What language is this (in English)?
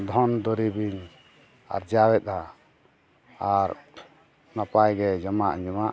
Santali